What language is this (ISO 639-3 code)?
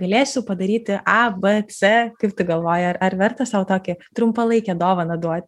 lit